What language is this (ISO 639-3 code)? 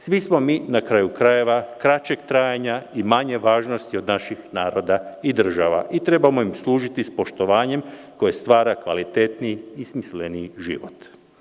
srp